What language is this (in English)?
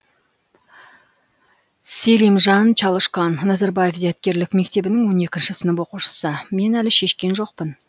Kazakh